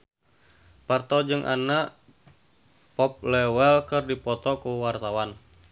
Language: Sundanese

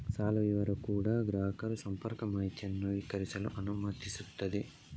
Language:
Kannada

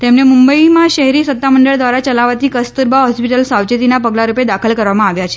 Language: Gujarati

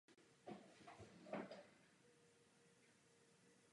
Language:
Czech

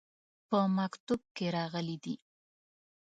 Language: Pashto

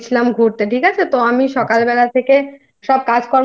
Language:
Bangla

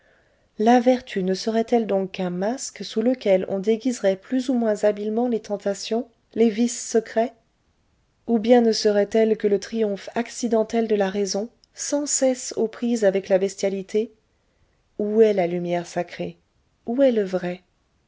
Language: French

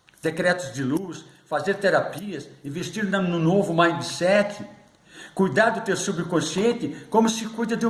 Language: Portuguese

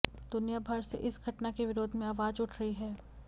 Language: Hindi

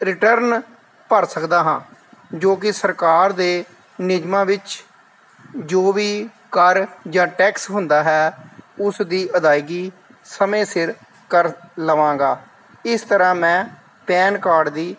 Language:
Punjabi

